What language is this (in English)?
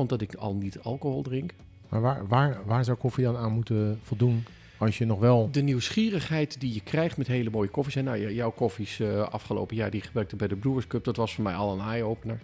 Dutch